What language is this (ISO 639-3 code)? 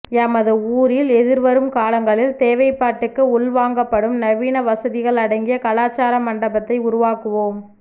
tam